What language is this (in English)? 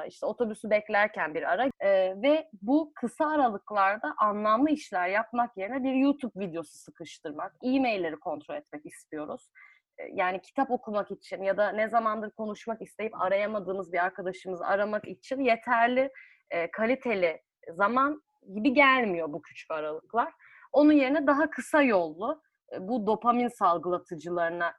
Turkish